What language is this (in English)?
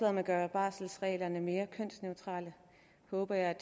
Danish